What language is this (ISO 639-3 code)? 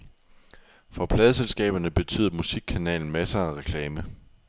dan